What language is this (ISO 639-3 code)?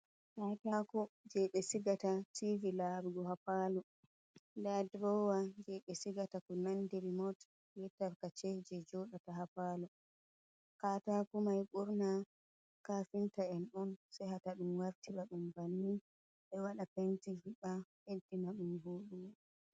ful